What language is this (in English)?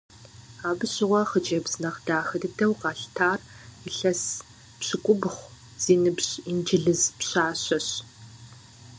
Kabardian